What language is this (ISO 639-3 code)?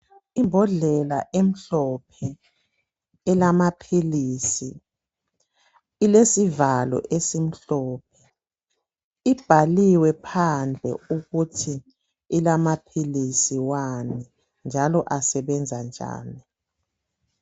nde